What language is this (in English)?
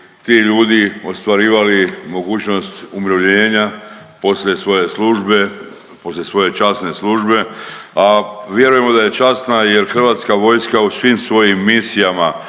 Croatian